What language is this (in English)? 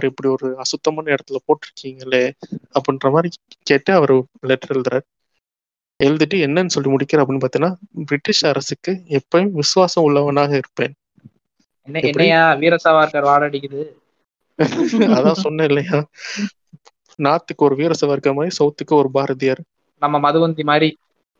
Tamil